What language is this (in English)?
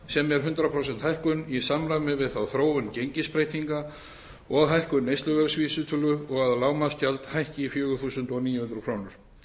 Icelandic